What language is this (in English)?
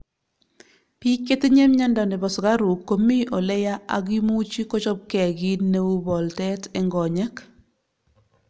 Kalenjin